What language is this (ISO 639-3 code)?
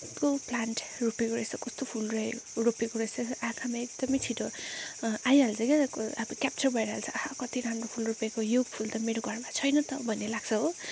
nep